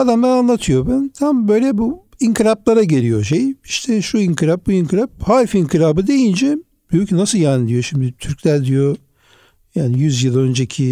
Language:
Turkish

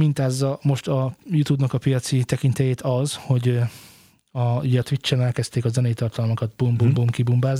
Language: Hungarian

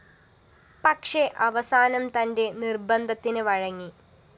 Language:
Malayalam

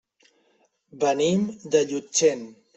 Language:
Catalan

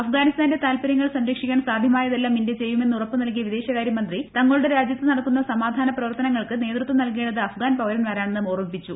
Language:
Malayalam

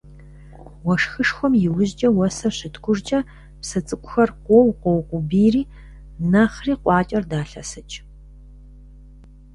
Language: Kabardian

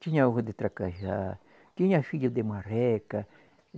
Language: Portuguese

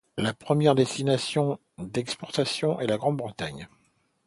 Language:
French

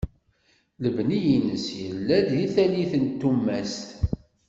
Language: Kabyle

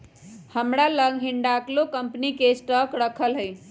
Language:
Magahi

